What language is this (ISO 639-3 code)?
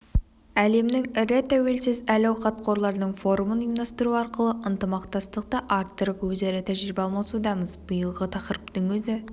kaz